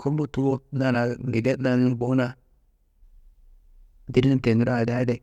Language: Kanembu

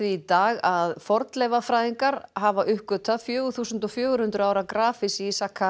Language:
Icelandic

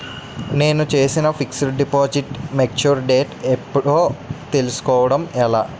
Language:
Telugu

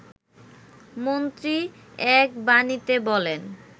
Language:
Bangla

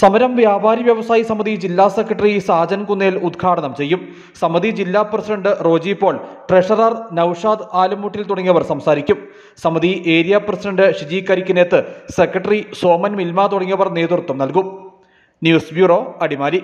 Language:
Arabic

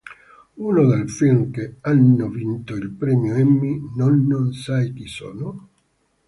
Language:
Italian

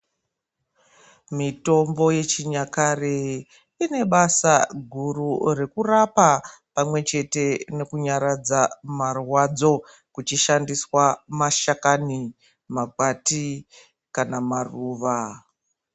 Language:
Ndau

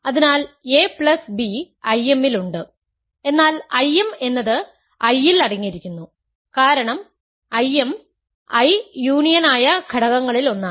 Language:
Malayalam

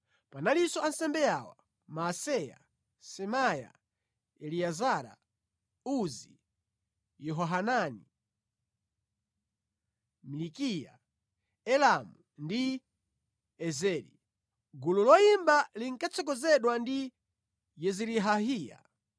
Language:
Nyanja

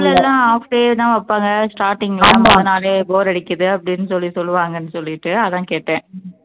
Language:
Tamil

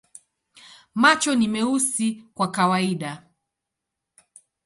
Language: Swahili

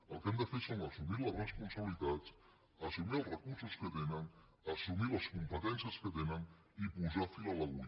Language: Catalan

